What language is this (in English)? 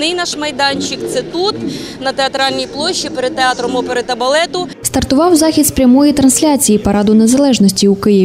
Ukrainian